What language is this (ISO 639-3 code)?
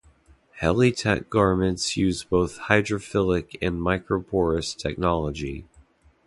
eng